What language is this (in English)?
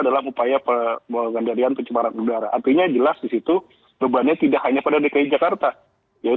Indonesian